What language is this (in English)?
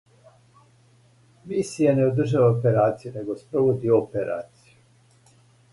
Serbian